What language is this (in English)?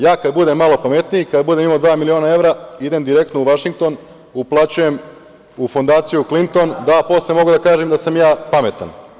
Serbian